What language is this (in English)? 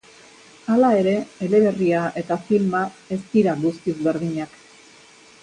Basque